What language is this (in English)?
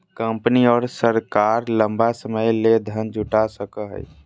Magahi